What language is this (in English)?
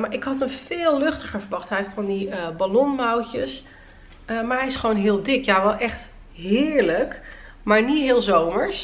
Dutch